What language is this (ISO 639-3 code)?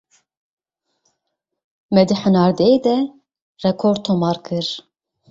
kur